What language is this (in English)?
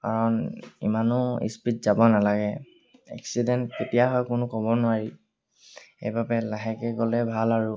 Assamese